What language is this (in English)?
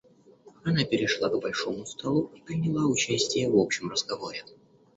Russian